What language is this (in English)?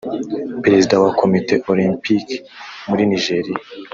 Kinyarwanda